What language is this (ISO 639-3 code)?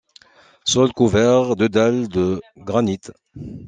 fra